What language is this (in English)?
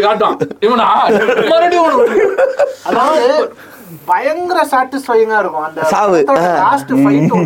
Tamil